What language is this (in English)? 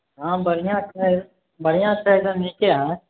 Maithili